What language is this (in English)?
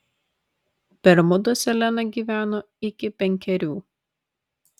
Lithuanian